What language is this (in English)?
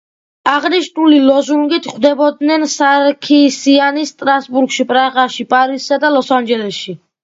Georgian